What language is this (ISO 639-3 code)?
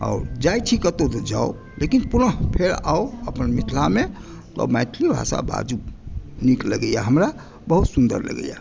mai